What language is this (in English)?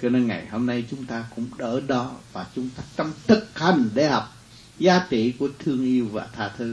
Vietnamese